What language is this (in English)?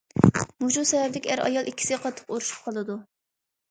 Uyghur